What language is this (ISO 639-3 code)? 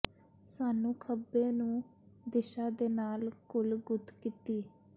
pan